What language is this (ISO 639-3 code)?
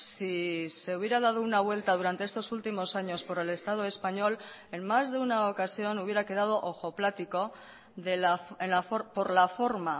spa